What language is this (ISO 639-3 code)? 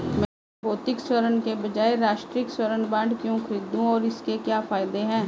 hin